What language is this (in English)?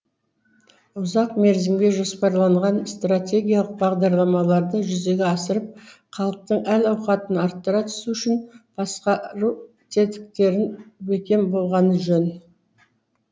Kazakh